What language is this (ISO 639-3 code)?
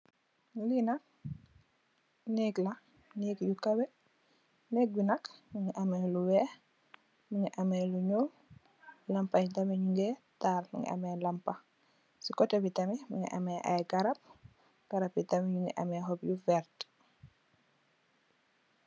wol